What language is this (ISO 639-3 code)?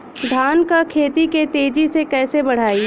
bho